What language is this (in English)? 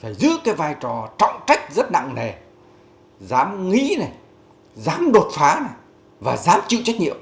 Vietnamese